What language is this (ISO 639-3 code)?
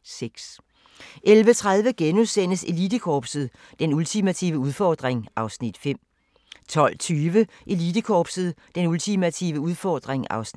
dan